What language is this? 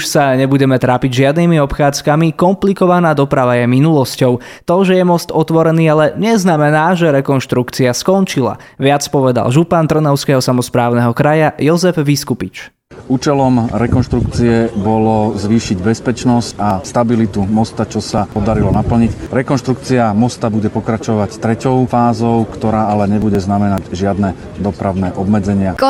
Slovak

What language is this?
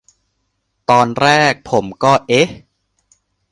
Thai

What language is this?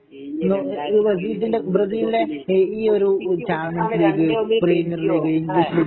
Malayalam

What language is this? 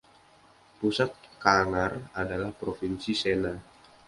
Indonesian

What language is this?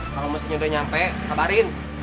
Indonesian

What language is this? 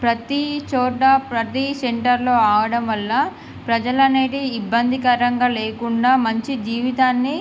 Telugu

